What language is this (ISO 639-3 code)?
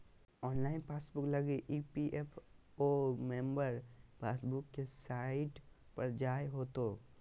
mag